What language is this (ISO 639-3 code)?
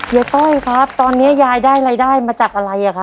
tha